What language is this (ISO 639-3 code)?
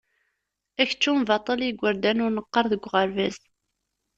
kab